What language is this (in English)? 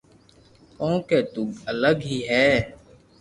Loarki